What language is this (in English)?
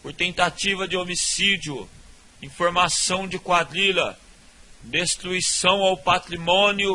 Portuguese